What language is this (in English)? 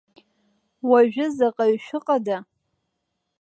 Abkhazian